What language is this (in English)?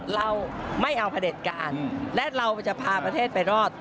Thai